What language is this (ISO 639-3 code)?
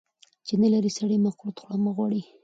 pus